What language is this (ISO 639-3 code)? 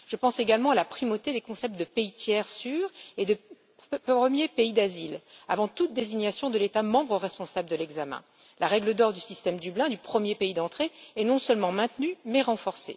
fra